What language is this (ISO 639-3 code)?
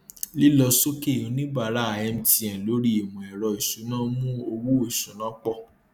yor